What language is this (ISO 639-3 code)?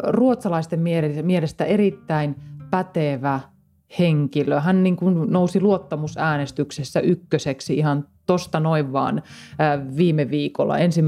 fin